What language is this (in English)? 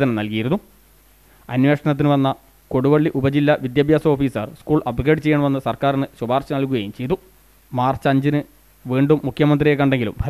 Turkish